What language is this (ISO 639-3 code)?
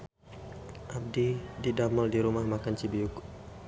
sun